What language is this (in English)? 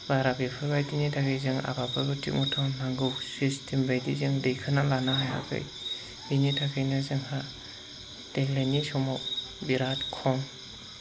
Bodo